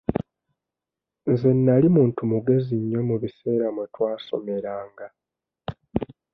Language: Ganda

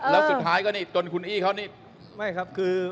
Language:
Thai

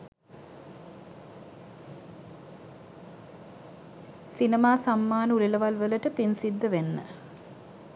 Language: Sinhala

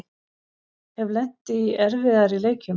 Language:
Icelandic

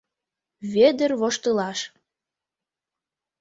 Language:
Mari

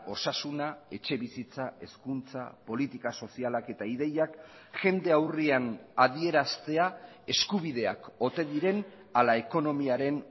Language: Basque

